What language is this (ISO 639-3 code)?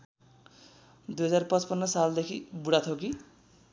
nep